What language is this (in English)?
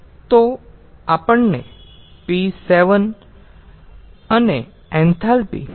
Gujarati